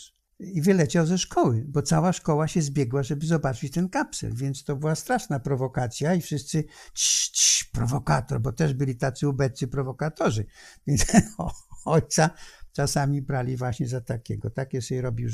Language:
Polish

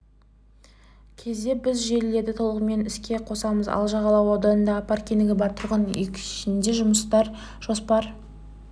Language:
Kazakh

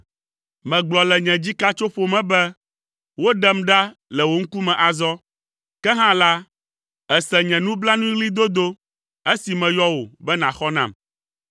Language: Ewe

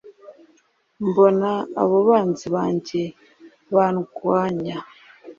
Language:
Kinyarwanda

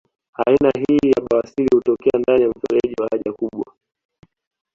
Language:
Swahili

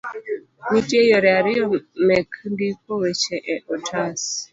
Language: Luo (Kenya and Tanzania)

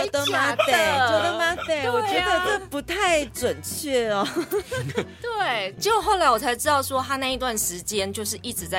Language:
Chinese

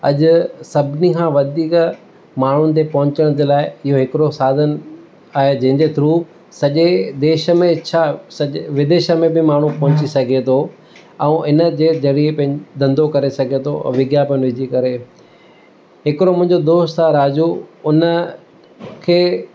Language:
Sindhi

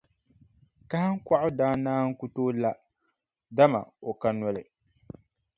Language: Dagbani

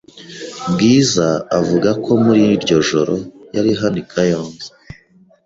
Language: Kinyarwanda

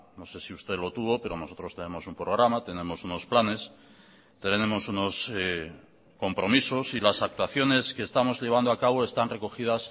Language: Spanish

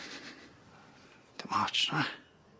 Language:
Welsh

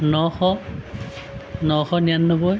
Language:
Assamese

